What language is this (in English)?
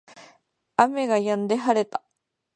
Japanese